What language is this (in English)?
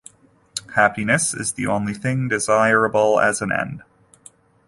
English